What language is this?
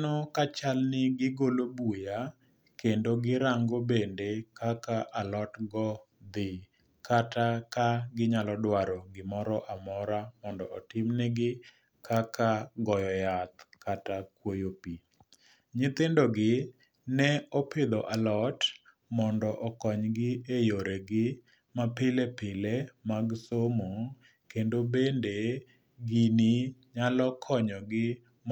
Luo (Kenya and Tanzania)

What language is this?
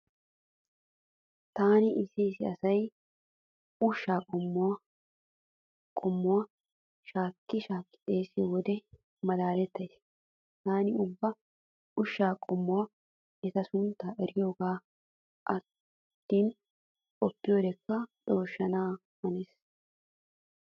Wolaytta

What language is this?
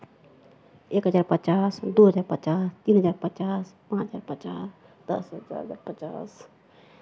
Maithili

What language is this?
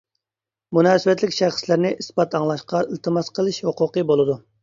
Uyghur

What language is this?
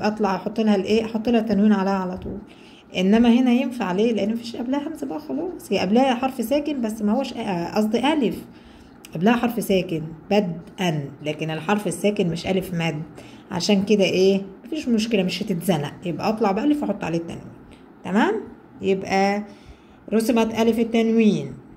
Arabic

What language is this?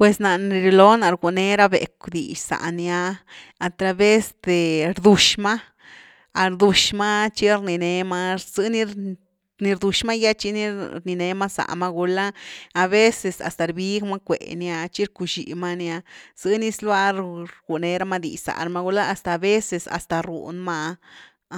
Güilá Zapotec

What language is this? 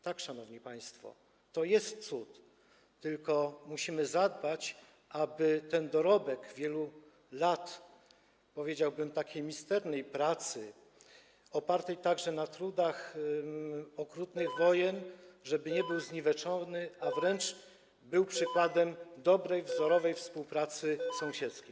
Polish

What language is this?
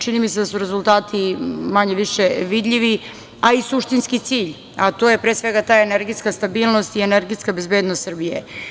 Serbian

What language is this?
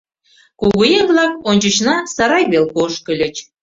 Mari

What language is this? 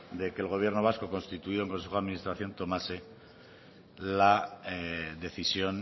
Spanish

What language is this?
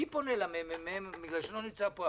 Hebrew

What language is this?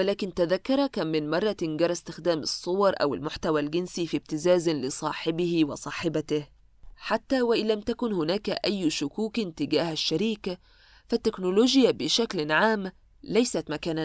Arabic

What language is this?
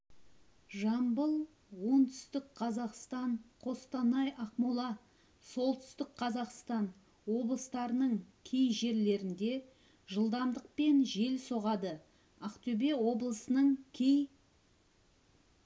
Kazakh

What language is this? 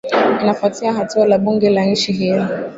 Swahili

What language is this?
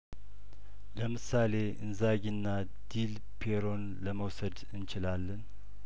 Amharic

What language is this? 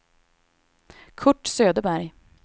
Swedish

